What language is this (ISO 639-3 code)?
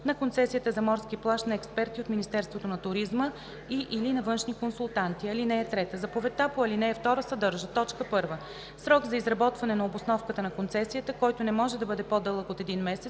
bul